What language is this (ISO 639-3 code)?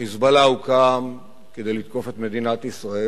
heb